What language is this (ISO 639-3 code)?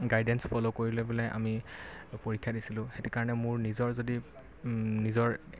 asm